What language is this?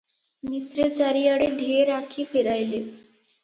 Odia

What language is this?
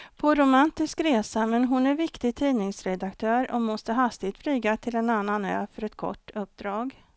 Swedish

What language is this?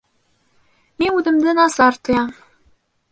Bashkir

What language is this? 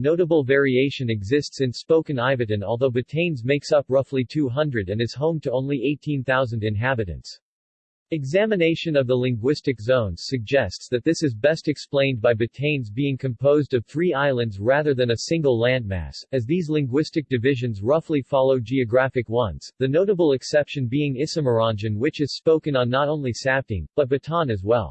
English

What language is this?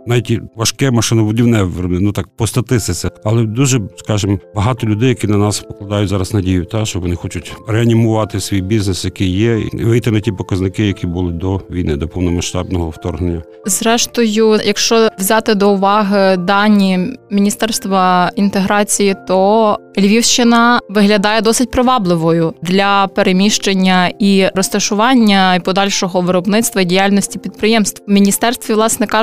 Ukrainian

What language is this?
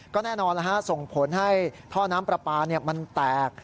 Thai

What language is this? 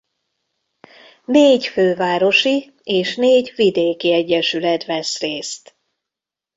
Hungarian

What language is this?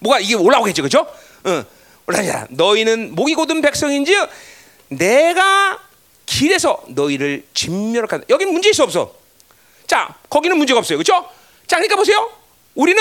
Korean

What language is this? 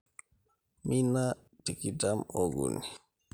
Masai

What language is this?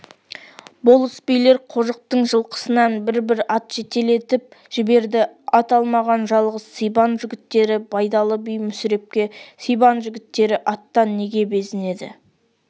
Kazakh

